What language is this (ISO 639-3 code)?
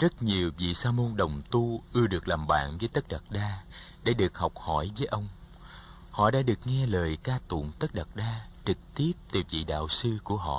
vie